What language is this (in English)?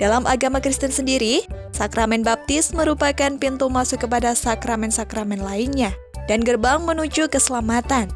Indonesian